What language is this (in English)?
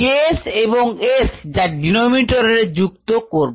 Bangla